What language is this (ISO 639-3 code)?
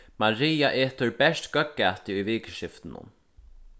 fao